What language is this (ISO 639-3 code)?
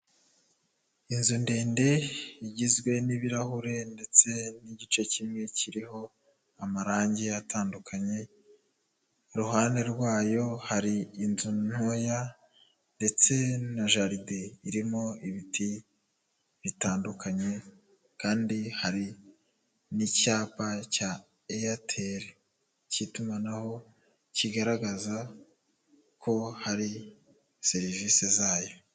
kin